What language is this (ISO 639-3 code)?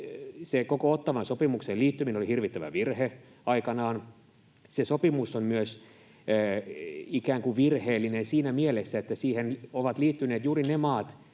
fin